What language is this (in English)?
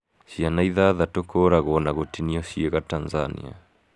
Kikuyu